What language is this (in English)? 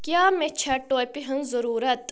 Kashmiri